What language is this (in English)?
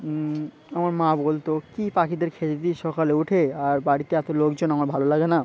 Bangla